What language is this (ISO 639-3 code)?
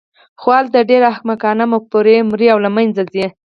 pus